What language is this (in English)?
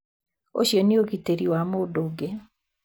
Kikuyu